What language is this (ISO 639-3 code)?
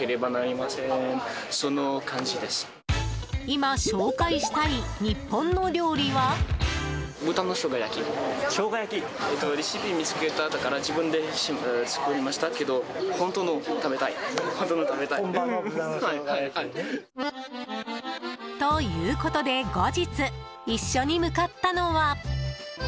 jpn